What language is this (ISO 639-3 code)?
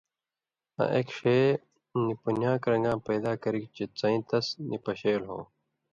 mvy